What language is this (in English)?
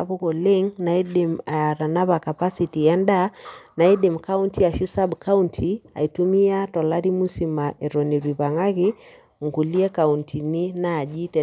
Masai